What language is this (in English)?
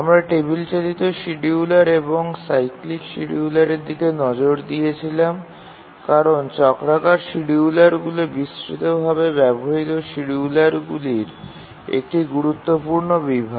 Bangla